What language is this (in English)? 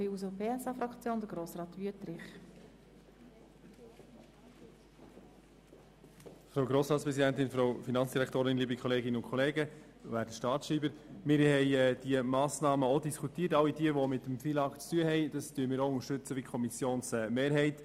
Swiss German